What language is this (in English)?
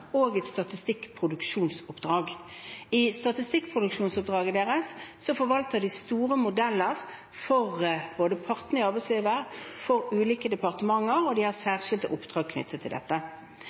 Norwegian Bokmål